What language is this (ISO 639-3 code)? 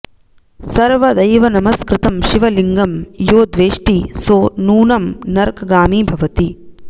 san